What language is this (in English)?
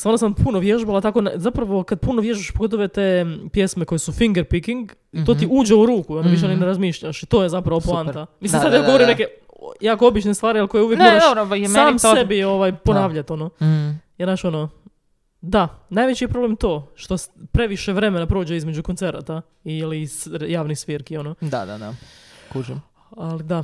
Croatian